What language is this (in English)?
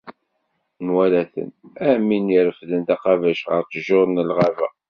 Kabyle